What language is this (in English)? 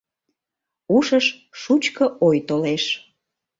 Mari